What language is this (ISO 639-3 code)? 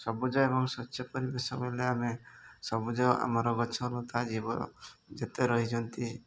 ori